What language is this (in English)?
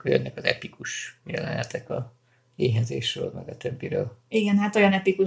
Hungarian